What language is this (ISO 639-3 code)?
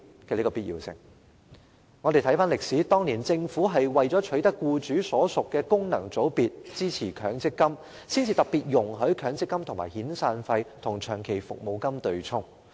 yue